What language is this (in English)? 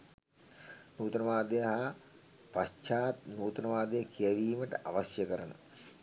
Sinhala